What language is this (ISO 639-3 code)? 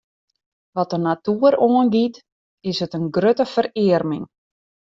fry